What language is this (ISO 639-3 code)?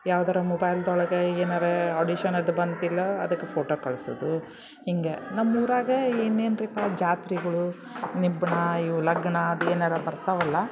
kan